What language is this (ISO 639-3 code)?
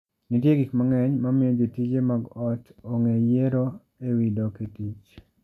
luo